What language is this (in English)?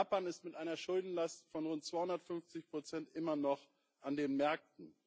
German